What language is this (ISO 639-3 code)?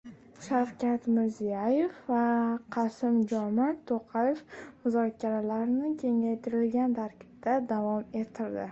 uzb